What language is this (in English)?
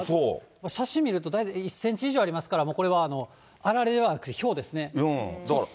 Japanese